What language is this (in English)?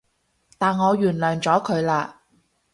Cantonese